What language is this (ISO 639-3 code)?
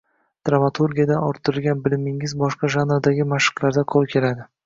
uzb